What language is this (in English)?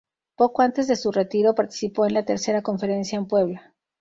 Spanish